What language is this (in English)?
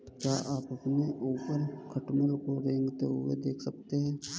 Hindi